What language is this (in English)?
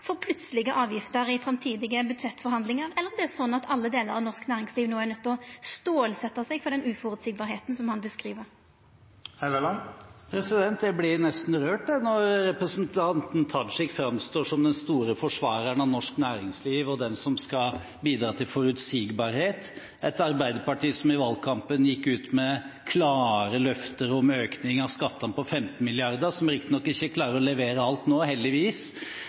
Norwegian